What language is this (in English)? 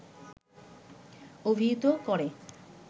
Bangla